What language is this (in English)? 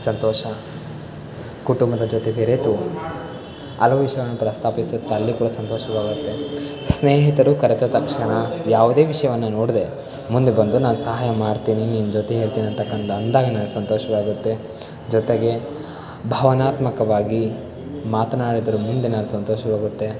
Kannada